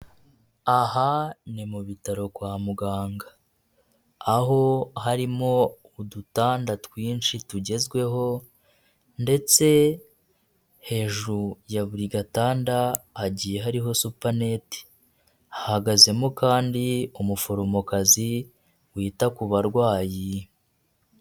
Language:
Kinyarwanda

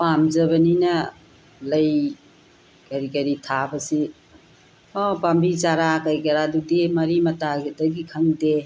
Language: Manipuri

